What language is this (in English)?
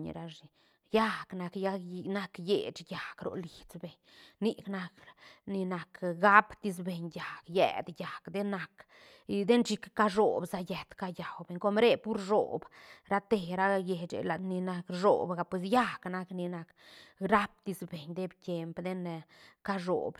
Santa Catarina Albarradas Zapotec